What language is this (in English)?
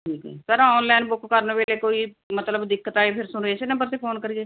Punjabi